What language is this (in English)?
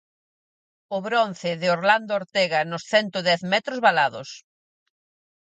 Galician